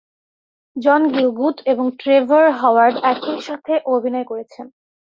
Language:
Bangla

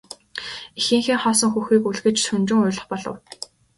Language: Mongolian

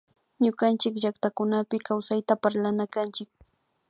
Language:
Imbabura Highland Quichua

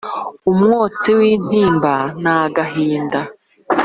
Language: Kinyarwanda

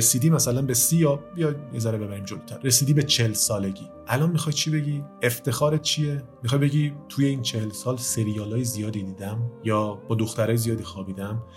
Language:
Persian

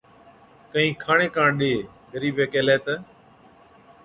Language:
Od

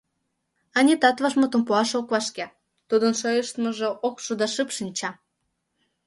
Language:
Mari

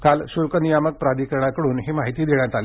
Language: Marathi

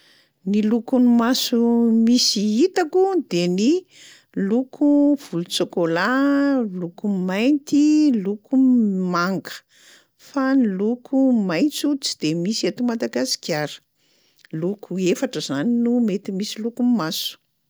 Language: Malagasy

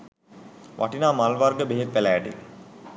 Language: Sinhala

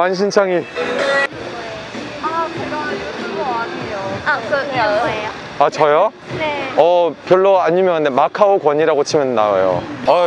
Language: Korean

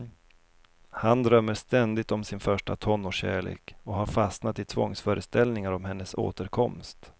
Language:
Swedish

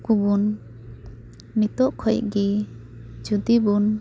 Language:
Santali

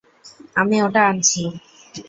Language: Bangla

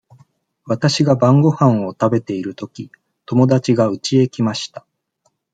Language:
Japanese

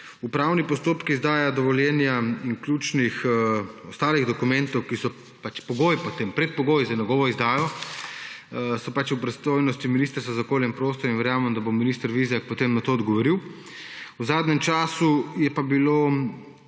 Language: Slovenian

